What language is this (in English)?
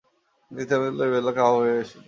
Bangla